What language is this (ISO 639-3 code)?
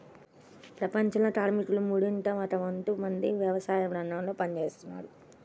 tel